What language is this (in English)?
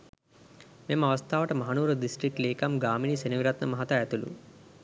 Sinhala